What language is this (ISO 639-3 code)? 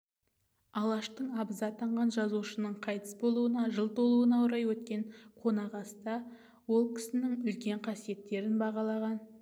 kaz